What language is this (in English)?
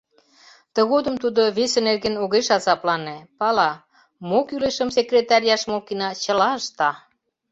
Mari